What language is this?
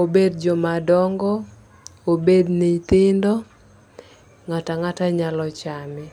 Luo (Kenya and Tanzania)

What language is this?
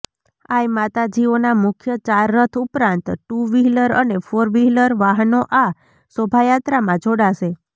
Gujarati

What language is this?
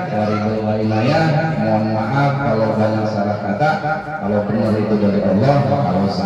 Indonesian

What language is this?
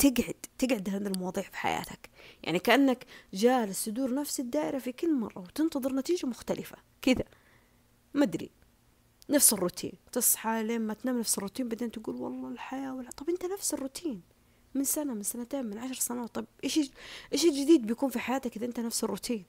Arabic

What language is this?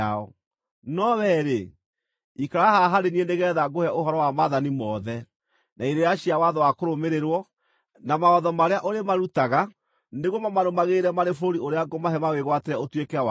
Kikuyu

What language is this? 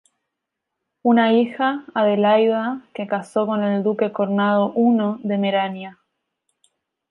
Spanish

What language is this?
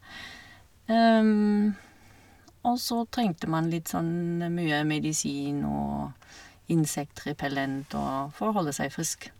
Norwegian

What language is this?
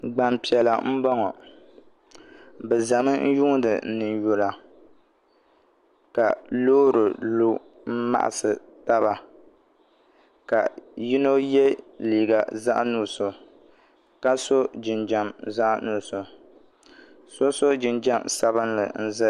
Dagbani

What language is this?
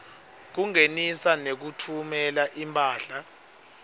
Swati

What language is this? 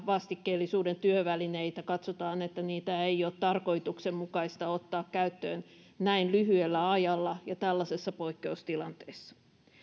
Finnish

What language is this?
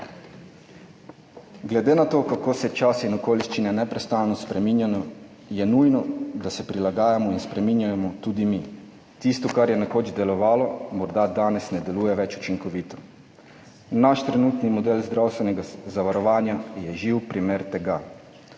Slovenian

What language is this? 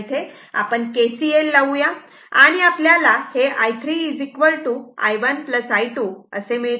Marathi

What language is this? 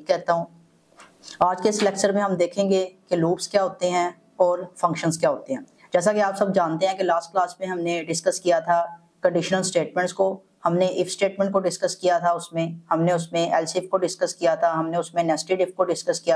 Hindi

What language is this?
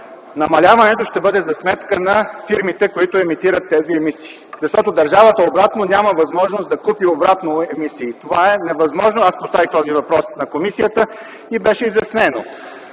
Bulgarian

